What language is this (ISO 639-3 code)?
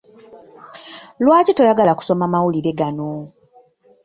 lug